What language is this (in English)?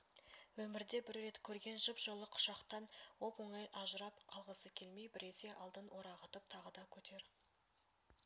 Kazakh